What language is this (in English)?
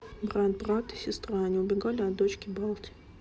Russian